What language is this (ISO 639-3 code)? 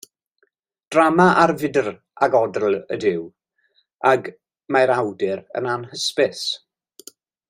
cym